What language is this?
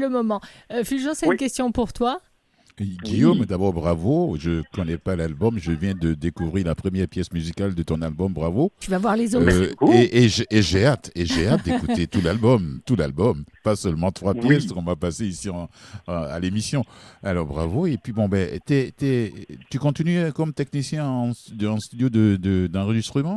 French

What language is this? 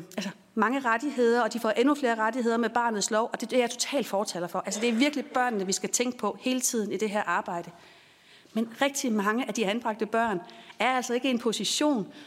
Danish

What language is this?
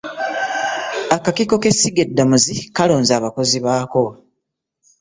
Ganda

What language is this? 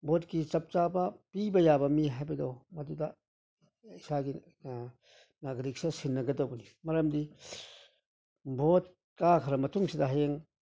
Manipuri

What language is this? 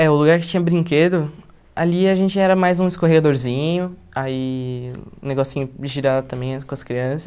Portuguese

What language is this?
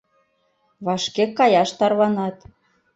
Mari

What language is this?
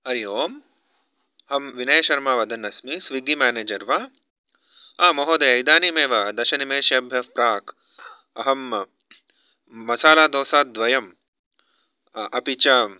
Sanskrit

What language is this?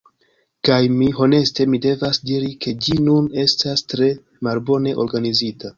Esperanto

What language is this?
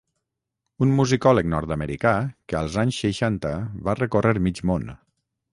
Catalan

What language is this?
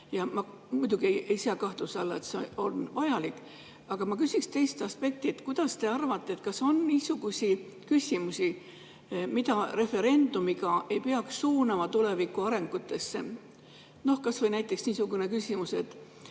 Estonian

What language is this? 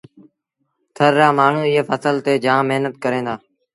Sindhi Bhil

